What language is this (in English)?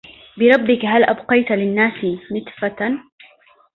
Arabic